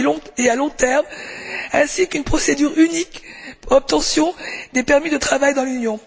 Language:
French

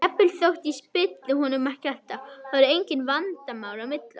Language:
Icelandic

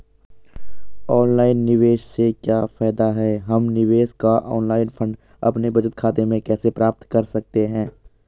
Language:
Hindi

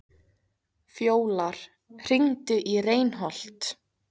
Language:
Icelandic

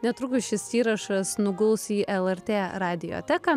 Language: Lithuanian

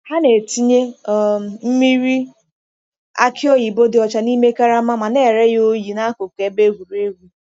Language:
Igbo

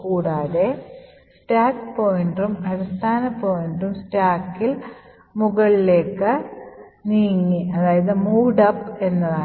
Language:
Malayalam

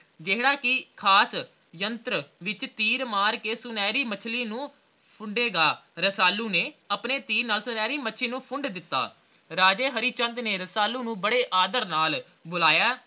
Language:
Punjabi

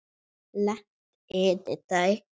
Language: Icelandic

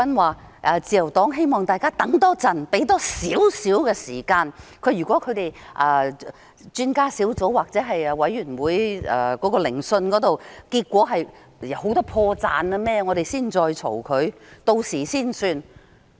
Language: Cantonese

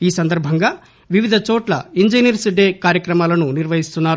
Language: Telugu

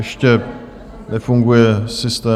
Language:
Czech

